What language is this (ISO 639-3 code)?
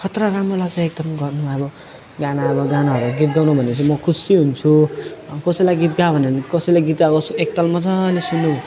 nep